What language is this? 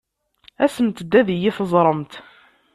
Kabyle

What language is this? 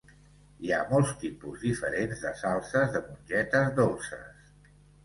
Catalan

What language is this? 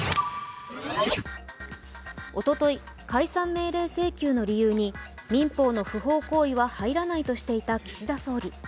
Japanese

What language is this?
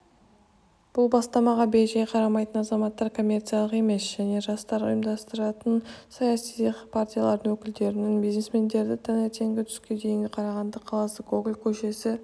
Kazakh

